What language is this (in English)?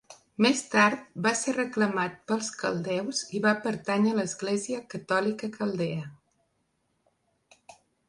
Catalan